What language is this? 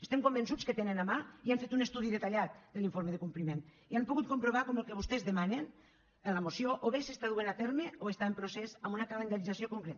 Catalan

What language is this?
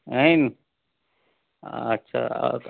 Sindhi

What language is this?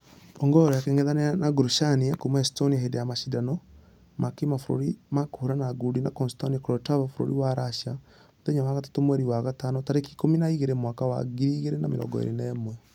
Kikuyu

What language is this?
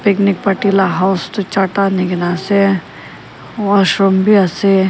Naga Pidgin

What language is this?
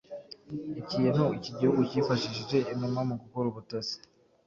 Kinyarwanda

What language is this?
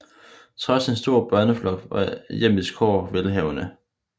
Danish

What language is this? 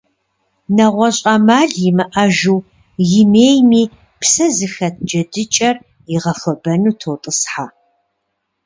Kabardian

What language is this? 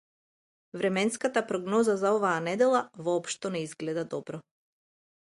Macedonian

